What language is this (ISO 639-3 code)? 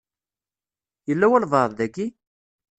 kab